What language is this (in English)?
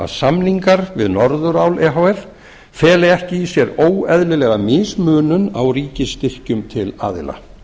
Icelandic